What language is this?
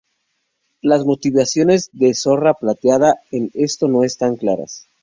Spanish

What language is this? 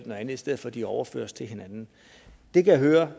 Danish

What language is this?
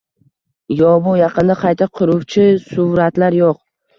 Uzbek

